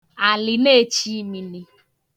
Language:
Igbo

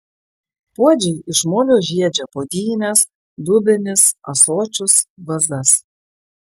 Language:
Lithuanian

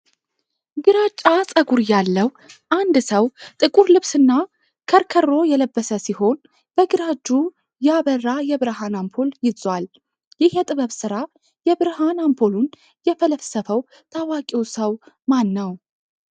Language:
Amharic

